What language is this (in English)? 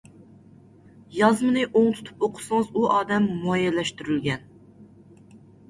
Uyghur